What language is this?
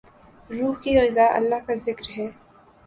Urdu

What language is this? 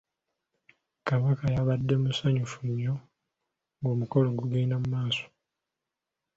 Ganda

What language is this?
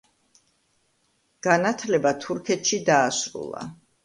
Georgian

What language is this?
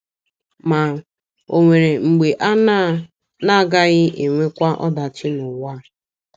Igbo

